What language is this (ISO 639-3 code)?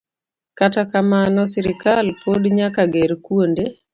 luo